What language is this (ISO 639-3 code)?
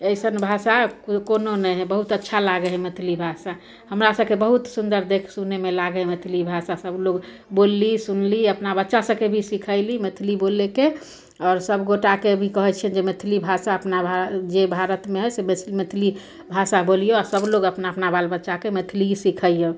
mai